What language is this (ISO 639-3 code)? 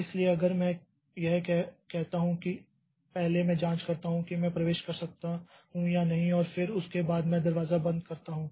hin